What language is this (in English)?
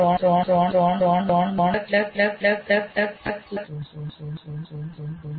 Gujarati